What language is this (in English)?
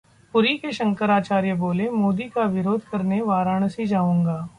Hindi